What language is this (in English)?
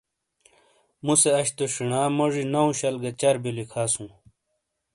Shina